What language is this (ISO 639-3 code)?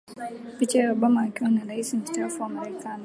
swa